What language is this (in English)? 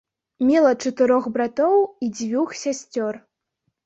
Belarusian